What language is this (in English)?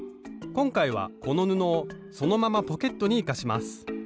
Japanese